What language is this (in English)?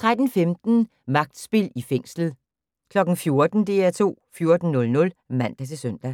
Danish